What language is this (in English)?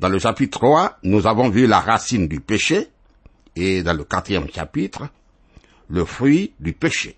French